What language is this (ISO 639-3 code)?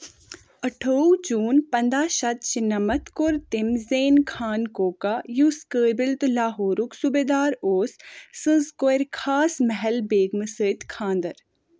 kas